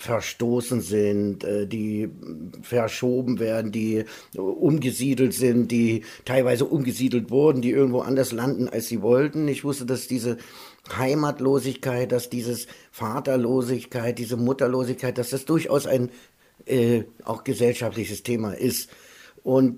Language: German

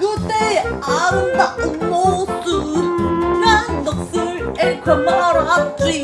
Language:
Korean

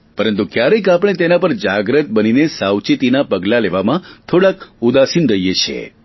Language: Gujarati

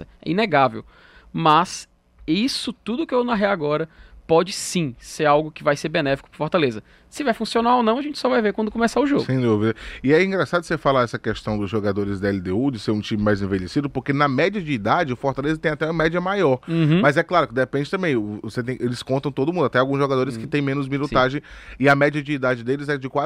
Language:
Portuguese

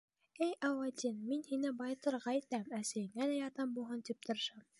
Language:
Bashkir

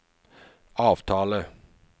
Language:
Norwegian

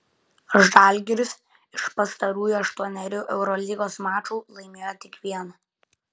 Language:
Lithuanian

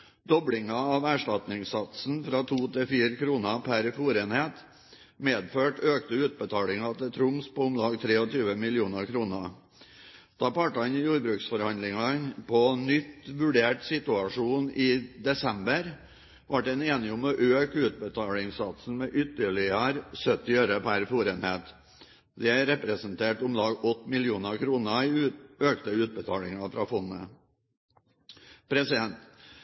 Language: Norwegian Bokmål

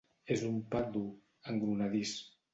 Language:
Catalan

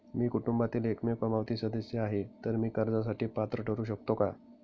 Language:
Marathi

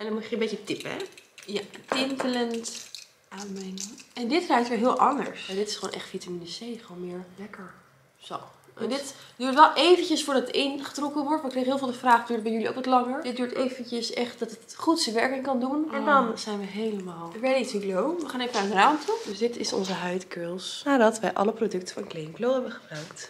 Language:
Dutch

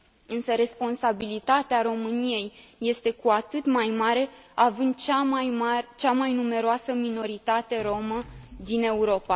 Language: Romanian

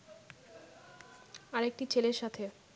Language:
Bangla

